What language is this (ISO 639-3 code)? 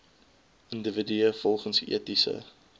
afr